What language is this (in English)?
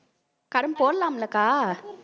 Tamil